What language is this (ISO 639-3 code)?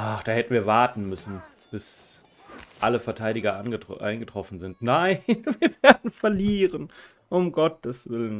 deu